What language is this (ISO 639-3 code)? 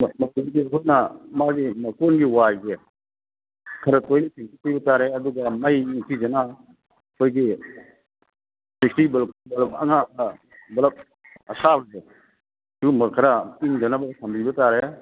mni